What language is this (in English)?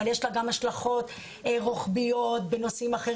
Hebrew